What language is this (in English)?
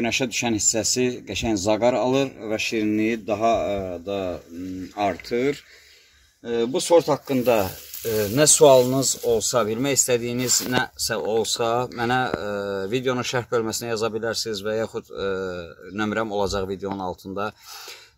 Turkish